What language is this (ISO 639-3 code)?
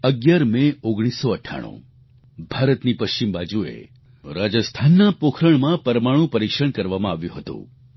guj